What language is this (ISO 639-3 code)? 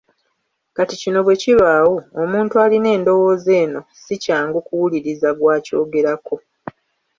lug